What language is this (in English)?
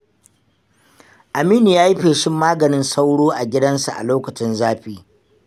Hausa